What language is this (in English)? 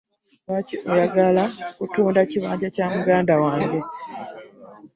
Ganda